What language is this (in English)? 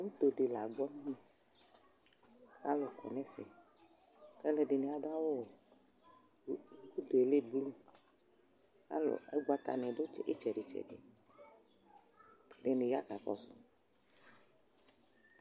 Ikposo